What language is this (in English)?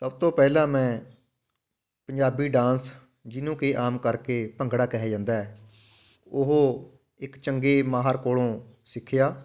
Punjabi